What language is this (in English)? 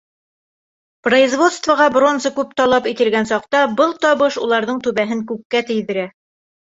Bashkir